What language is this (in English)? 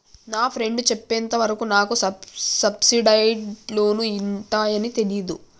Telugu